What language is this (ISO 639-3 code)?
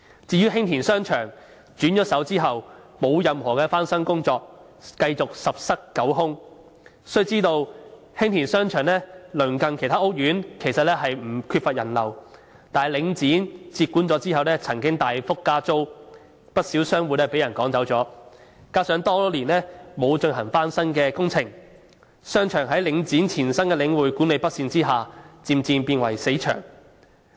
yue